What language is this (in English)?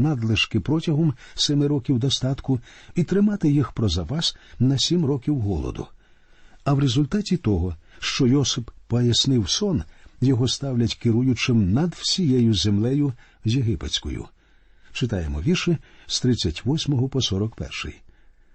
Ukrainian